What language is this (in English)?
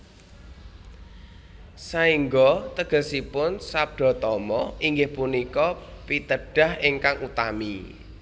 Javanese